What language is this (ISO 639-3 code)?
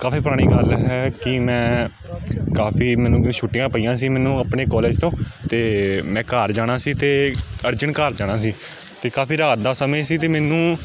pan